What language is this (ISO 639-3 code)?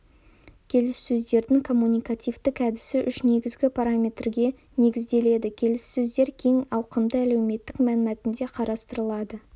kaz